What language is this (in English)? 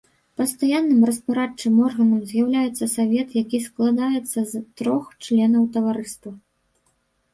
Belarusian